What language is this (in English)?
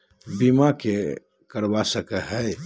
Magahi